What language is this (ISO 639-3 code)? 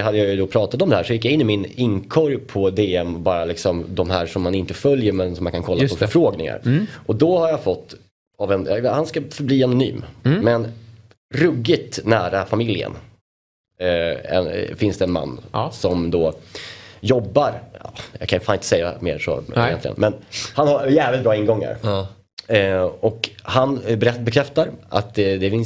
swe